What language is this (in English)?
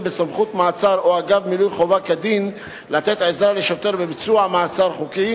Hebrew